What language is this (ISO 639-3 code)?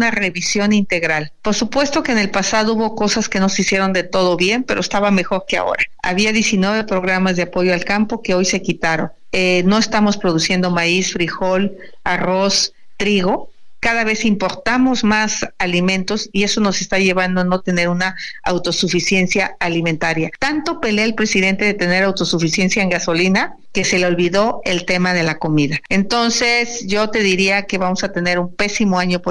spa